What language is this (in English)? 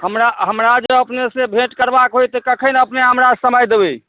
Maithili